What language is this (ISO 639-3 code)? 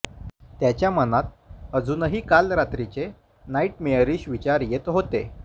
mar